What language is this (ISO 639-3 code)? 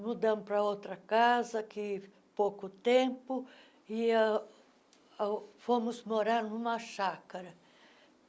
por